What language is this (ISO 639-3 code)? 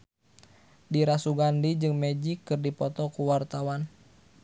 sun